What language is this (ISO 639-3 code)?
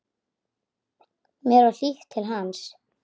isl